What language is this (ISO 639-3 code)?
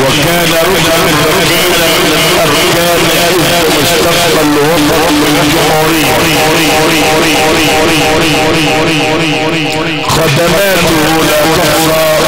ara